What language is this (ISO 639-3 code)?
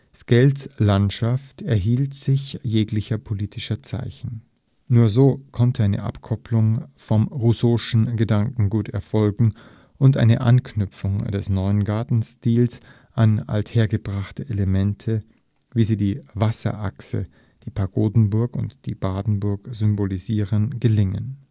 deu